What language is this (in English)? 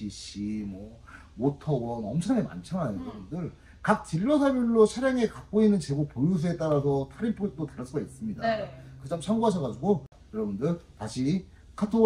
Korean